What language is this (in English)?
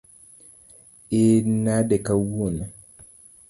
Luo (Kenya and Tanzania)